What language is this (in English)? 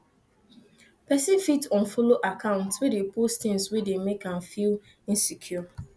Nigerian Pidgin